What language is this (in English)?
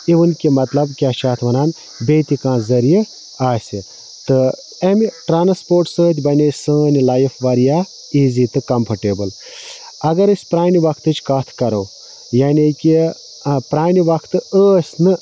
Kashmiri